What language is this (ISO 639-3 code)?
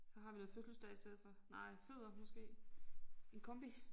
dan